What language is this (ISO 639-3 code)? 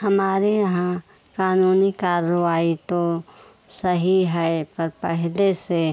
hin